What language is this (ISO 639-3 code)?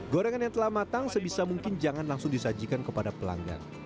ind